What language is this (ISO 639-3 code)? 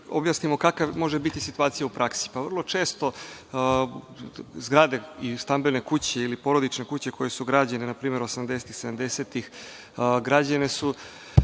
srp